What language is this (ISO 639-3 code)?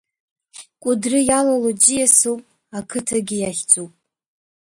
abk